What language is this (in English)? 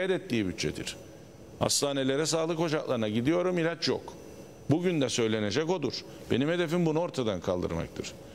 Turkish